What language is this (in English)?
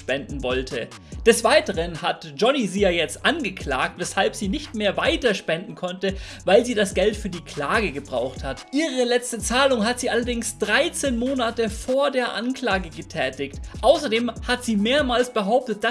German